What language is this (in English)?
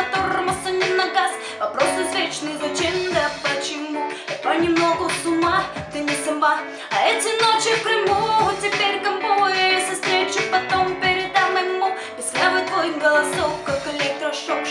Russian